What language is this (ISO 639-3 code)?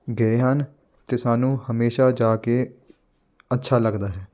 pan